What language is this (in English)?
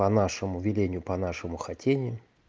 Russian